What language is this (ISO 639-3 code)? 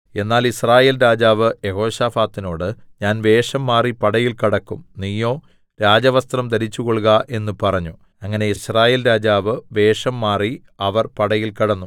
mal